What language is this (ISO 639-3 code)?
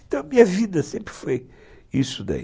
por